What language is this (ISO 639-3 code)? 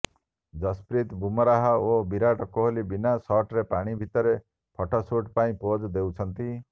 ori